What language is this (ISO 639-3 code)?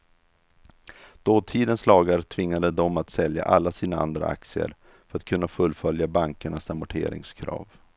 swe